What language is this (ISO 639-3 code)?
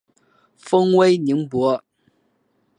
zho